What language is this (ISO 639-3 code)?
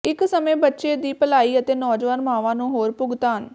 pan